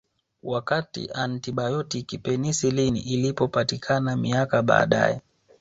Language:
Swahili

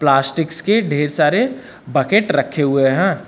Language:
Hindi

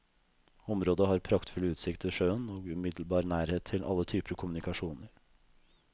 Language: Norwegian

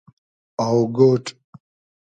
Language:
Hazaragi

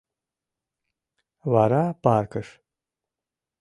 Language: Mari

